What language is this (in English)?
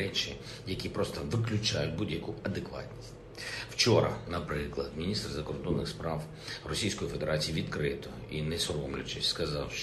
Ukrainian